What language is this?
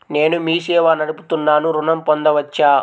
Telugu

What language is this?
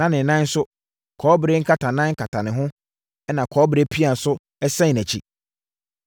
Akan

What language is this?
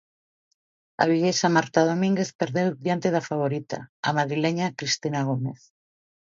Galician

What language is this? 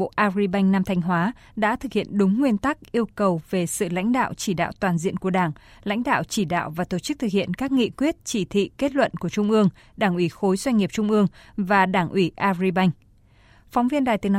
Vietnamese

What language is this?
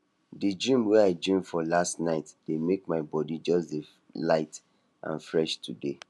Nigerian Pidgin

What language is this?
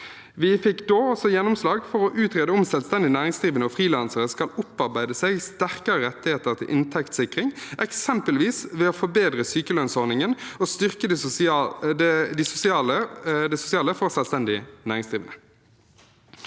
Norwegian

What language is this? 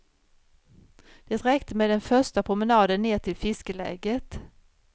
Swedish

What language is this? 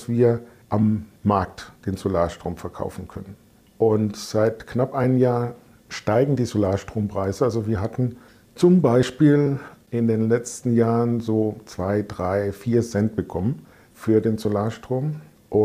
German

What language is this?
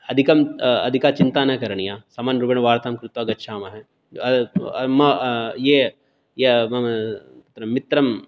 Sanskrit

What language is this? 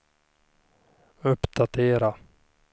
Swedish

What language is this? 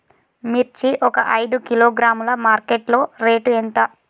Telugu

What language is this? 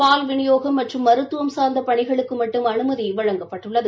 Tamil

